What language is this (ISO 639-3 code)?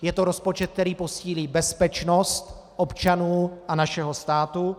ces